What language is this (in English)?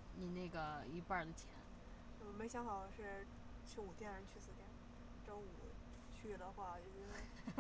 Chinese